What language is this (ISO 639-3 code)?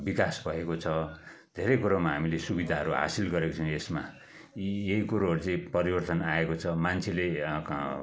nep